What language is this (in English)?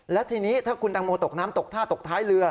Thai